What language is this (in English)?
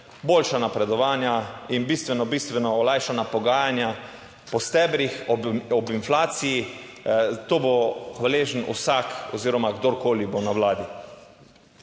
Slovenian